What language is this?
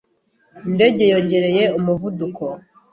Kinyarwanda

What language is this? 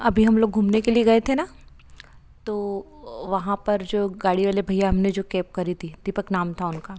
Hindi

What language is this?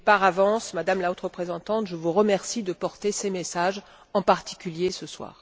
French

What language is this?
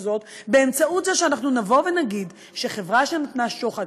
Hebrew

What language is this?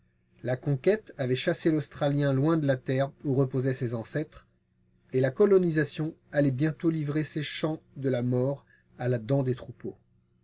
French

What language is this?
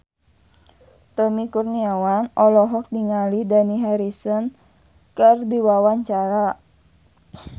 Sundanese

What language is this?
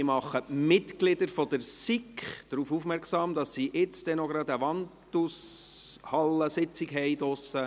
Swiss German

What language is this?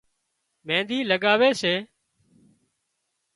Wadiyara Koli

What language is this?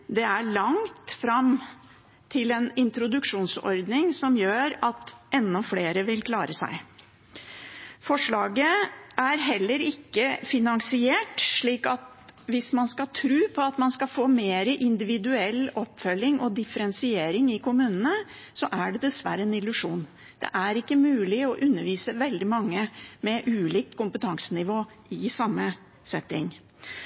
Norwegian Bokmål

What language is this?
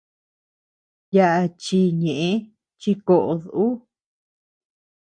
Tepeuxila Cuicatec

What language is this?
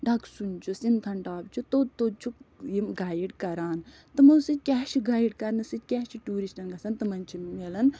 Kashmiri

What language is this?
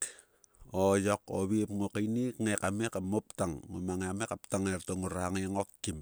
Sulka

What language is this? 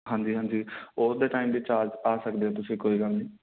Punjabi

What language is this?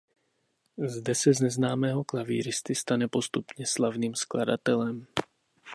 Czech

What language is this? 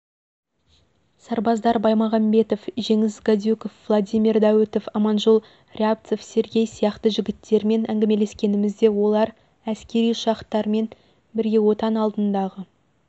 Kazakh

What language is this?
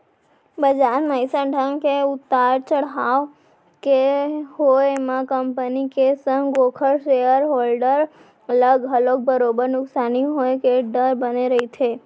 Chhattisgarhi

